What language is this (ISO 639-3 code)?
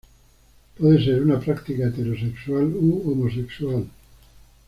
spa